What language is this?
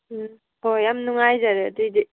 Manipuri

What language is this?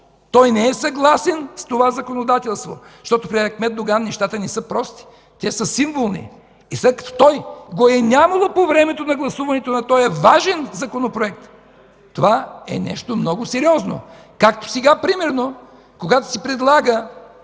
Bulgarian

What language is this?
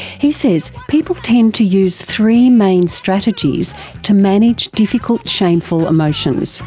English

